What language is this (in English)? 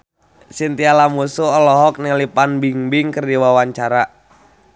Sundanese